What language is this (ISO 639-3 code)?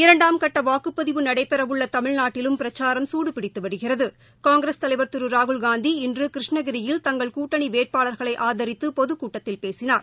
tam